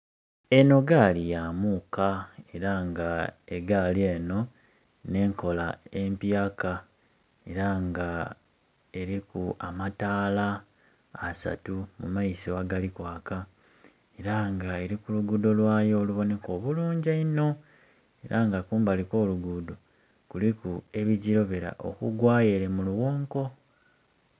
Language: Soga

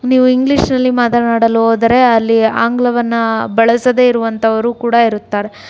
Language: Kannada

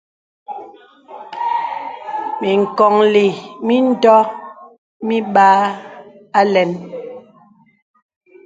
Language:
Bebele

